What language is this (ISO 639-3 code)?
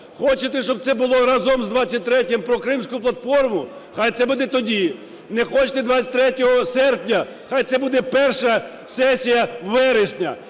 ukr